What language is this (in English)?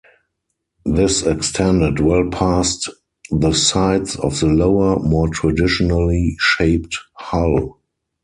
English